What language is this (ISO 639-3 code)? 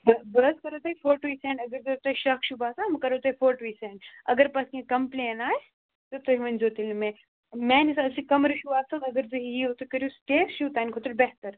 kas